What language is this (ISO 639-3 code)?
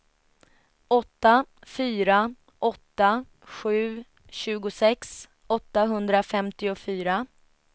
swe